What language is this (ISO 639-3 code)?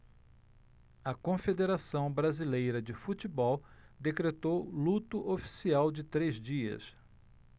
por